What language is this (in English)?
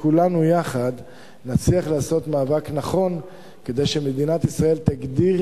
Hebrew